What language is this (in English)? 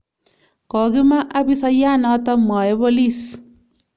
Kalenjin